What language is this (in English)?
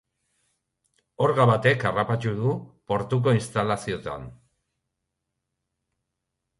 Basque